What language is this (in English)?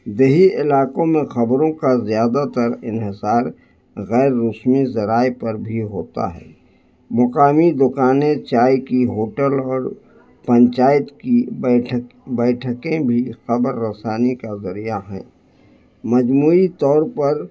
Urdu